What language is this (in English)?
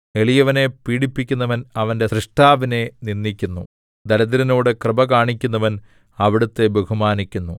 Malayalam